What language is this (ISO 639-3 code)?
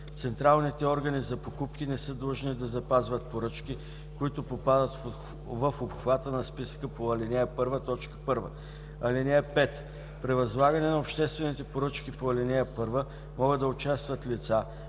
bul